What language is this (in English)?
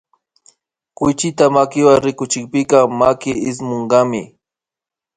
Imbabura Highland Quichua